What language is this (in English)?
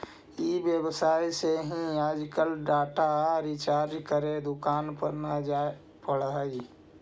Magahi